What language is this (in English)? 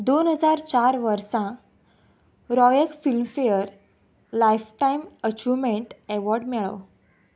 Konkani